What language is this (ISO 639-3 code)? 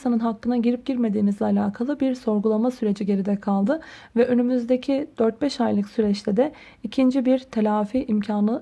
tur